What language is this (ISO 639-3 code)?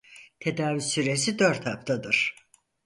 tur